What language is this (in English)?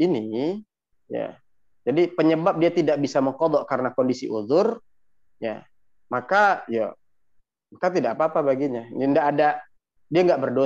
Indonesian